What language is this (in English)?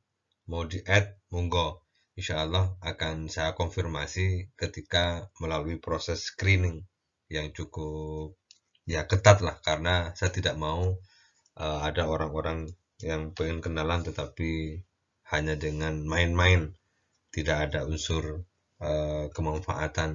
Indonesian